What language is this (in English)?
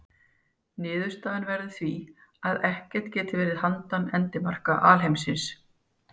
Icelandic